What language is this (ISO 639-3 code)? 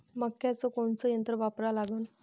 mar